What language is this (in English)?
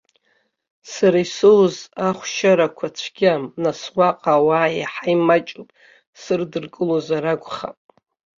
Abkhazian